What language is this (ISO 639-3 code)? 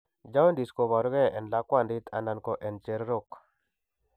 kln